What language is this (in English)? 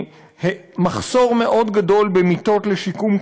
Hebrew